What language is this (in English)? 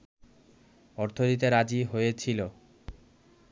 Bangla